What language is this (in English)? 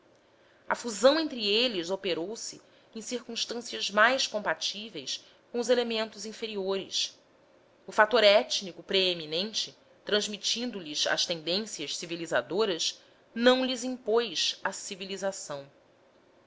Portuguese